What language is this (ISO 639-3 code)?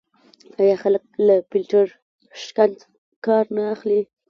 pus